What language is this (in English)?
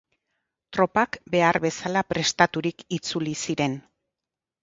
Basque